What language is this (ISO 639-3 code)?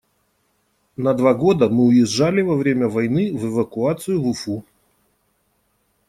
rus